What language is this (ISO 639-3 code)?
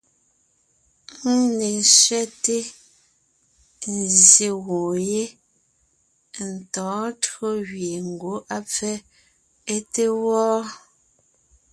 nnh